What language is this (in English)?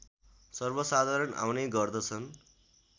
Nepali